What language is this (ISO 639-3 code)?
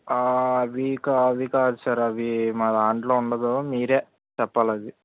tel